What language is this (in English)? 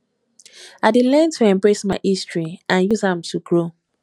Nigerian Pidgin